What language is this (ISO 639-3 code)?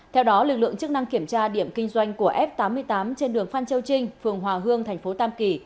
vie